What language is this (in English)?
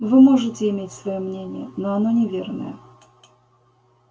Russian